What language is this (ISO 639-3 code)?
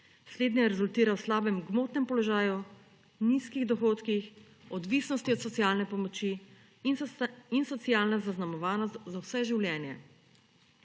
slv